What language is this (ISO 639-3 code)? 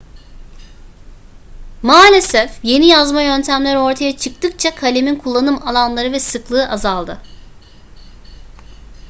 tur